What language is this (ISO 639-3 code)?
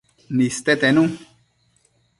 mcf